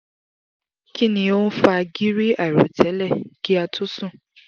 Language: Yoruba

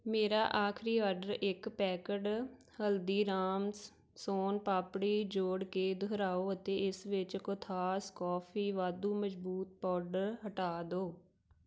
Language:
Punjabi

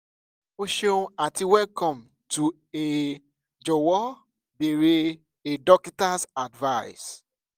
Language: Yoruba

